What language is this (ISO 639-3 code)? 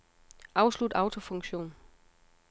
dan